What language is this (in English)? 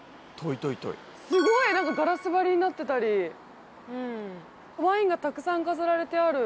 Japanese